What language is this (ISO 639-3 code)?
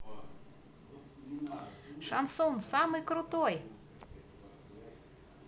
rus